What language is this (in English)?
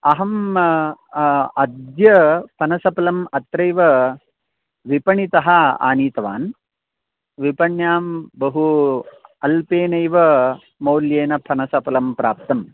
Sanskrit